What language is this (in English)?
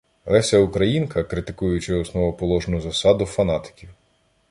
Ukrainian